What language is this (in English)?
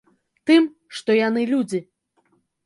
Belarusian